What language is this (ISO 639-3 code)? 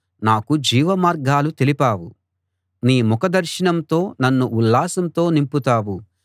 tel